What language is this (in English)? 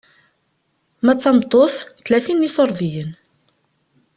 Kabyle